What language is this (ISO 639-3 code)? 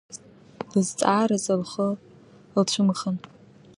abk